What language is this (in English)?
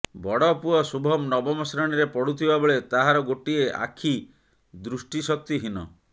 Odia